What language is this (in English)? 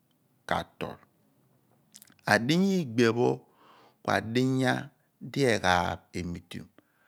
Abua